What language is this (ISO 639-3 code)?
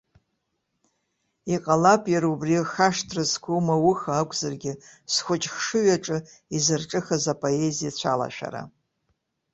abk